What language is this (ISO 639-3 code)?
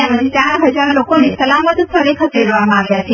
guj